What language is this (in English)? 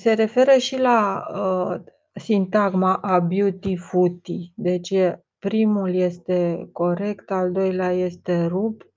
Romanian